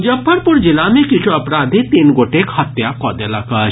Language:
Maithili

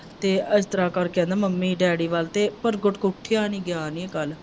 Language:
Punjabi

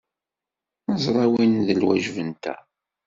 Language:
Kabyle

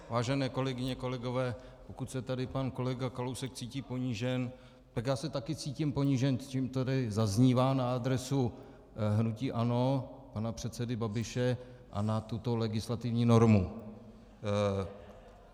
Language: Czech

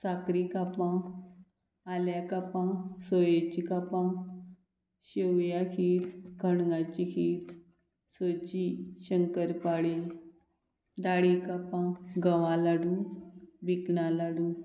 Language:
Konkani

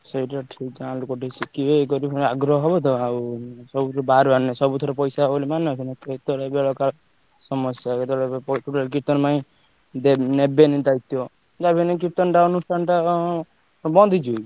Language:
Odia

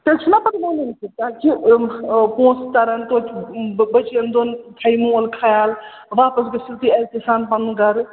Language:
Kashmiri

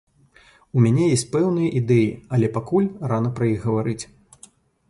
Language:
Belarusian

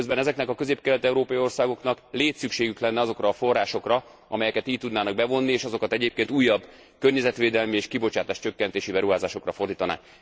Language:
Hungarian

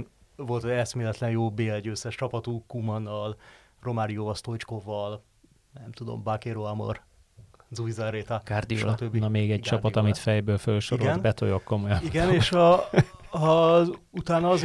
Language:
Hungarian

